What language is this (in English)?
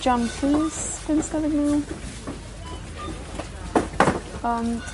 Welsh